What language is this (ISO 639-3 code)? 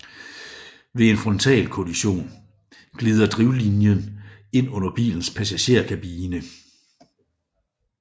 dan